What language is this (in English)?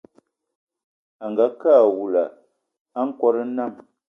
Eton (Cameroon)